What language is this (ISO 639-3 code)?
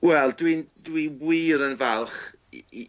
cym